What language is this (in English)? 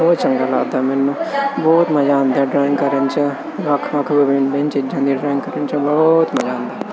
Punjabi